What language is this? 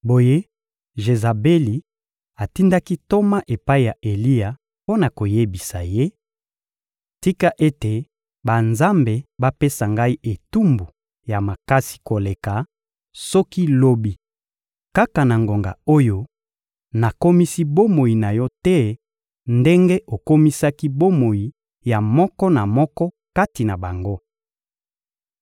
Lingala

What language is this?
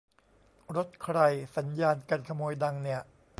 Thai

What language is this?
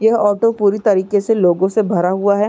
Hindi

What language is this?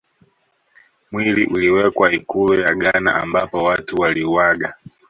Swahili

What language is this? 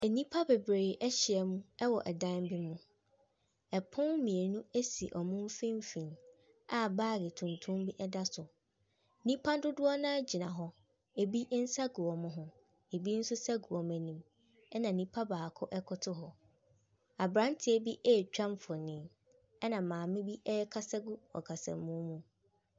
Akan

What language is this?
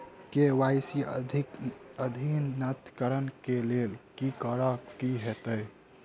Maithili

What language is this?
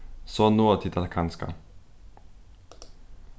Faroese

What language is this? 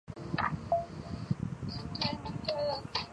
Chinese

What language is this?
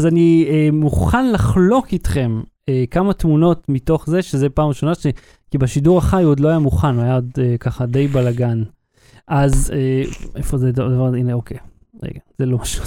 Hebrew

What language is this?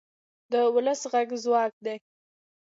Pashto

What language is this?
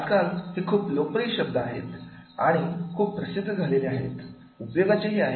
Marathi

